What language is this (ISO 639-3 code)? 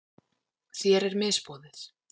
isl